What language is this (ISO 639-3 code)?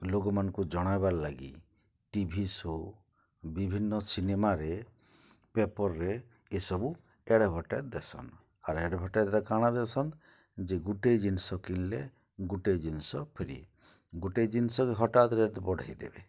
ori